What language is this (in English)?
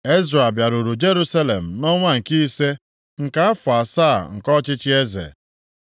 Igbo